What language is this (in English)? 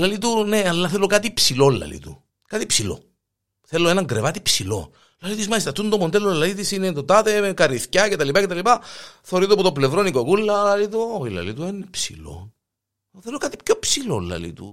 Greek